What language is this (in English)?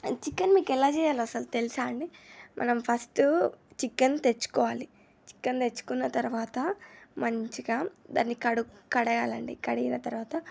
Telugu